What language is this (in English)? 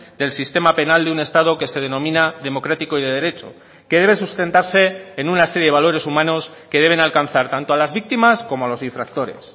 Spanish